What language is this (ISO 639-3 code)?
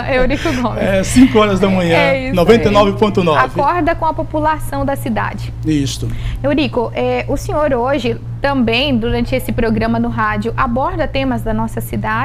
por